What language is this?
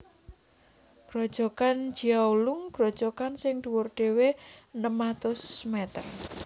Javanese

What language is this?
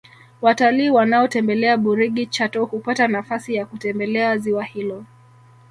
Swahili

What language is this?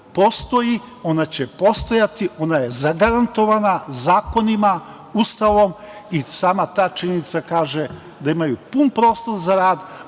Serbian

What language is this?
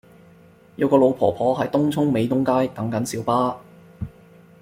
Cantonese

